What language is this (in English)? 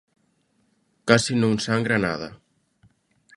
Galician